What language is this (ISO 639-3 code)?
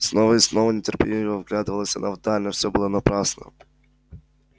rus